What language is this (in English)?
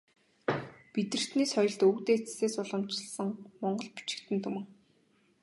Mongolian